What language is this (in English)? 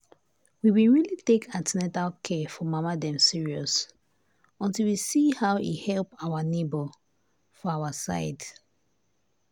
Nigerian Pidgin